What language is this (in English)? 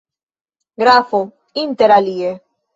Esperanto